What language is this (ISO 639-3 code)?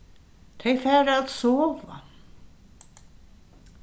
fao